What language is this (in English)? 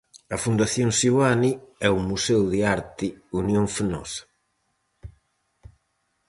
Galician